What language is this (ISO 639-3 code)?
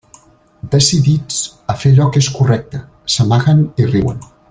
cat